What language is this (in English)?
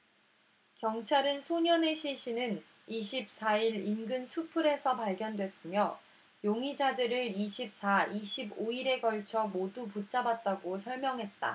Korean